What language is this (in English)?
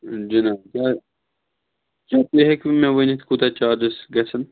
Kashmiri